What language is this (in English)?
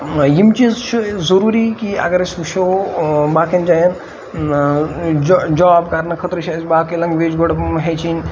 Kashmiri